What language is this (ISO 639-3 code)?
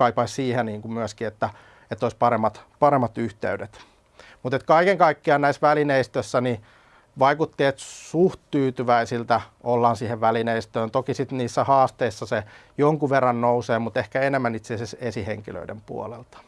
fin